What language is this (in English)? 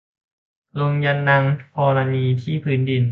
Thai